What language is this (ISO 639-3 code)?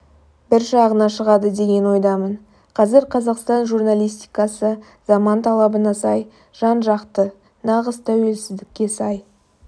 kaz